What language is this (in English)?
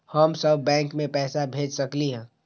Magahi